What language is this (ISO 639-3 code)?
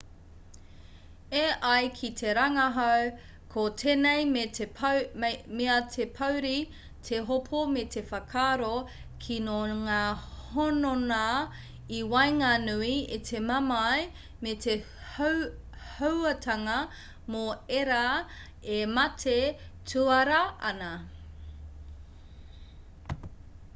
mri